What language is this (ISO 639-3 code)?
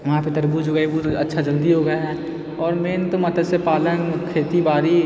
mai